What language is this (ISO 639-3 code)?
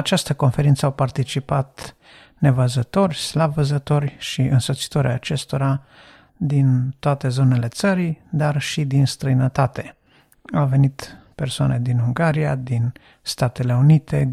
ron